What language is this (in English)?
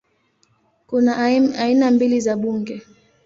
Swahili